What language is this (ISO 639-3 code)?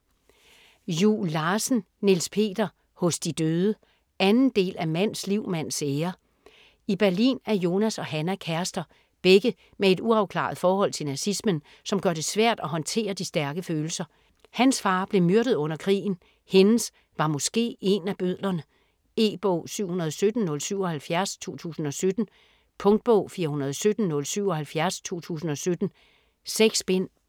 dan